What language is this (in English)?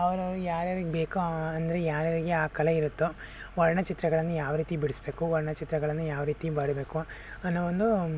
Kannada